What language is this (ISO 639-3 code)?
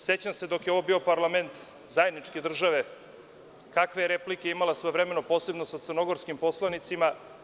srp